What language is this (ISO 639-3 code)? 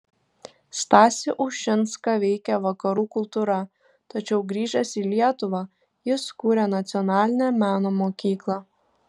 lit